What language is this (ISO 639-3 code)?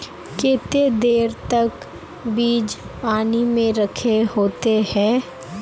mag